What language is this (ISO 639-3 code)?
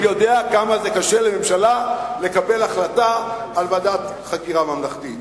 heb